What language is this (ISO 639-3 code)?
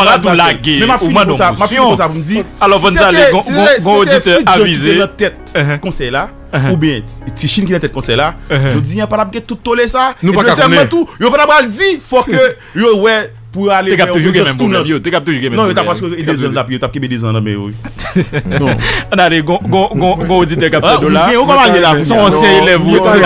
fra